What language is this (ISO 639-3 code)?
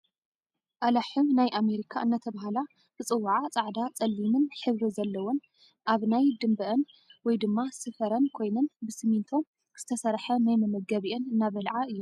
tir